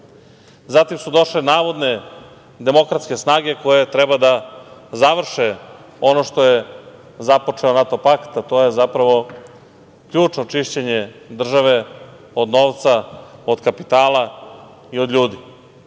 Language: Serbian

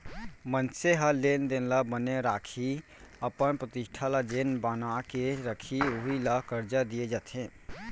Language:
Chhattisgarhi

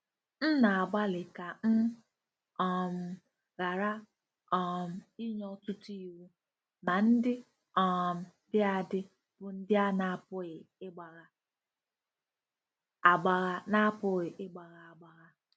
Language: Igbo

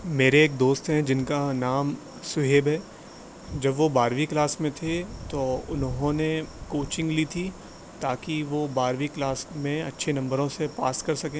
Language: Urdu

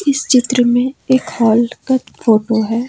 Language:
Hindi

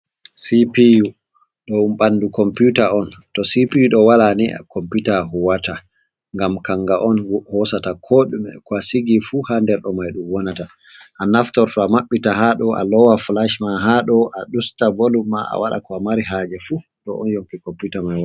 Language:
Fula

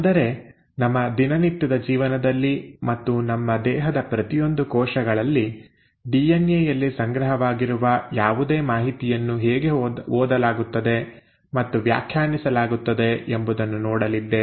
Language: Kannada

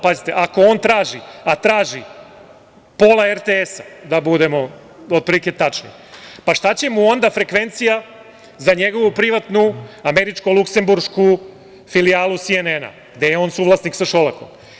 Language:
Serbian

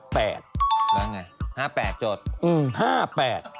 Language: Thai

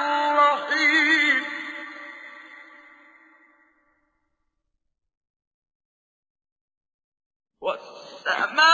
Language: Arabic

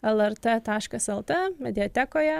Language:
Lithuanian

